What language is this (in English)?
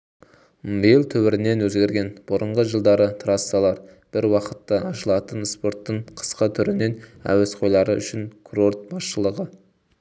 Kazakh